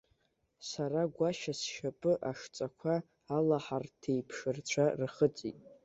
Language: Abkhazian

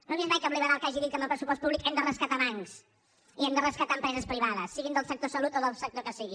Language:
Catalan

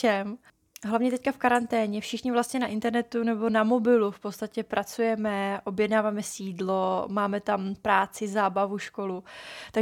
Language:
Czech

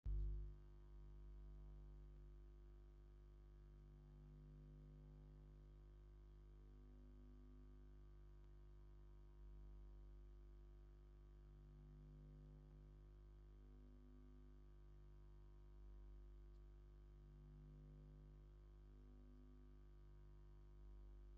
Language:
Tigrinya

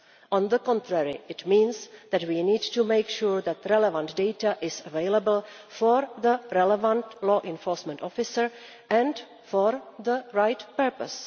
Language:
English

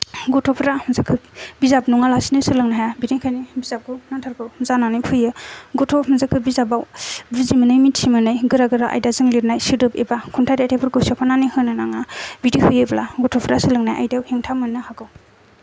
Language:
Bodo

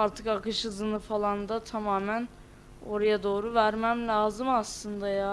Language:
Turkish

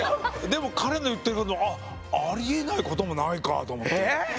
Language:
Japanese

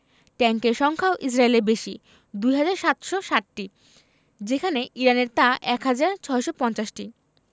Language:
Bangla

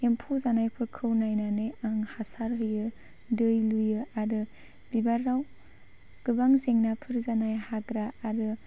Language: Bodo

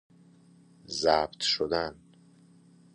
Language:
Persian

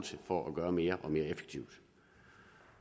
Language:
Danish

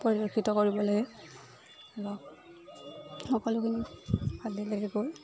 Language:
Assamese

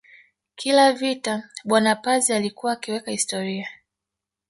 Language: Swahili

